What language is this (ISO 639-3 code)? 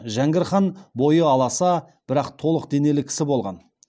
kaz